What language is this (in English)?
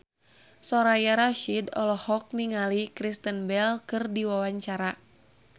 Sundanese